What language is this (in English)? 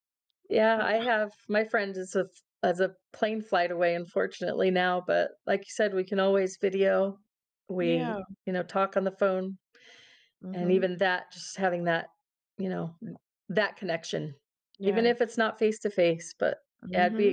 English